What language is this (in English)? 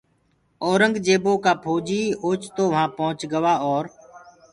Gurgula